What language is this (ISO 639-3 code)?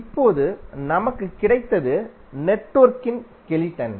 tam